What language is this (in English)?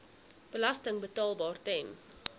Afrikaans